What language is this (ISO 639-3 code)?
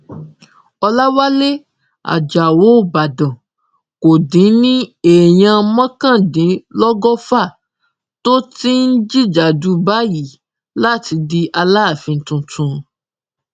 yor